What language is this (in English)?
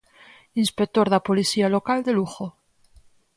Galician